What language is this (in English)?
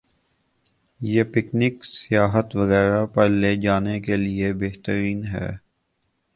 Urdu